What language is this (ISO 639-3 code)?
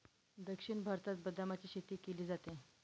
mar